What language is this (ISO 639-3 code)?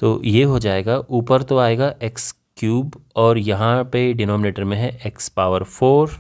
hin